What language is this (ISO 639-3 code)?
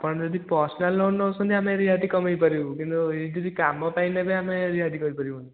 ori